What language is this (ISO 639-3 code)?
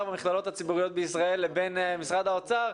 heb